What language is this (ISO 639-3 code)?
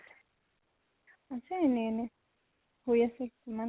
asm